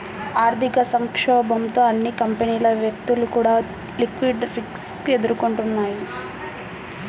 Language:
Telugu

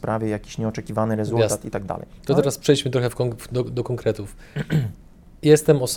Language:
Polish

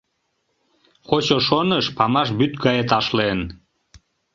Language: Mari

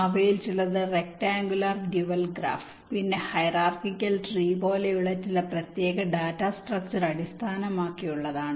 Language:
Malayalam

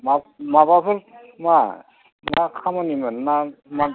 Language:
Bodo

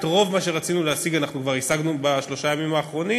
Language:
Hebrew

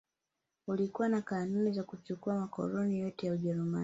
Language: Swahili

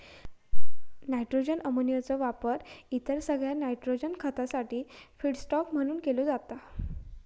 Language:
Marathi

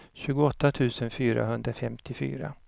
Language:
Swedish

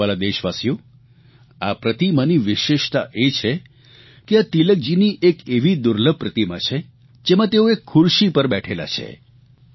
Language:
Gujarati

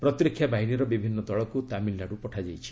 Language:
Odia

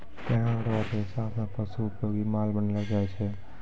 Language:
Maithili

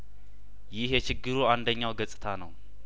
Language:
Amharic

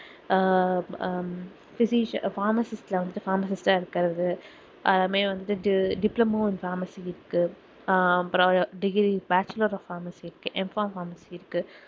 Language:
Tamil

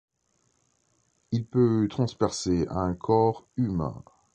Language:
French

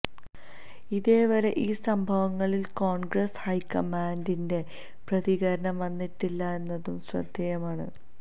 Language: Malayalam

